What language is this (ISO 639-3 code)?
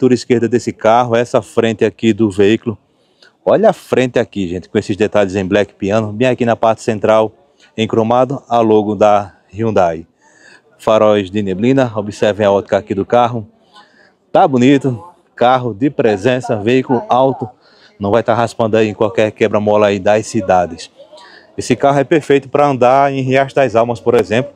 por